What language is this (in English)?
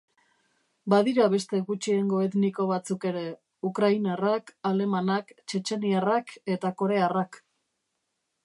Basque